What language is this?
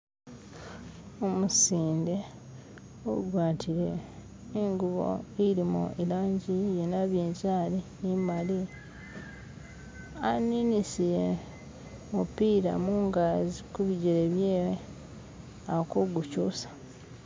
Masaaba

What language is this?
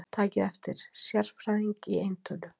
Icelandic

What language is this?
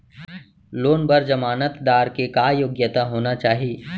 Chhattisgarhi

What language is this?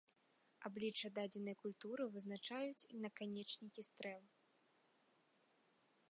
Belarusian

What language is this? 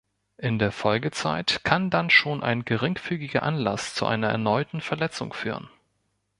German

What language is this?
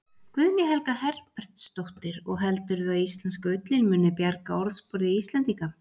Icelandic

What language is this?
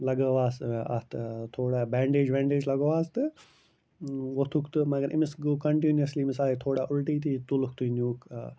Kashmiri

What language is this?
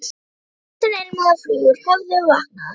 Icelandic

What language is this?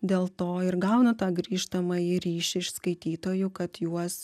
Lithuanian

